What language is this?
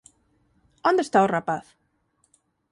Galician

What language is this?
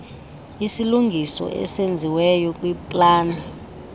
Xhosa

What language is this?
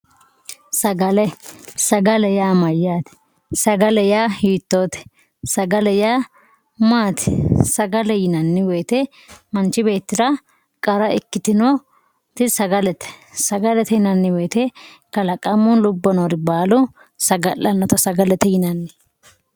Sidamo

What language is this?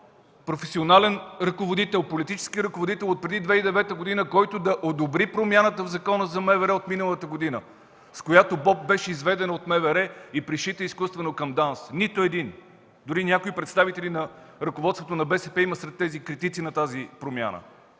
Bulgarian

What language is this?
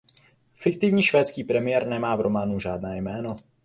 Czech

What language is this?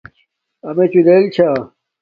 Domaaki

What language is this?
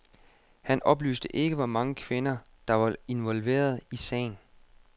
Danish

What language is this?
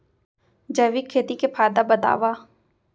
Chhattisgarhi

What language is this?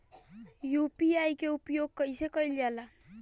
Bhojpuri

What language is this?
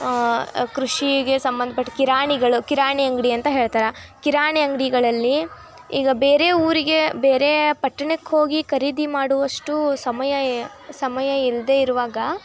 Kannada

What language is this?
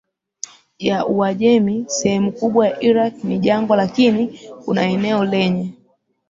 Swahili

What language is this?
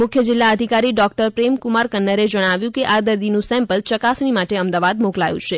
Gujarati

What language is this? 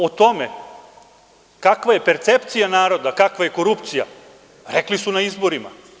Serbian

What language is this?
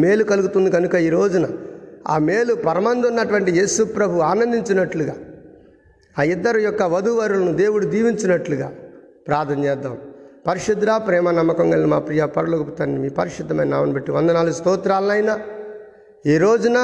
Telugu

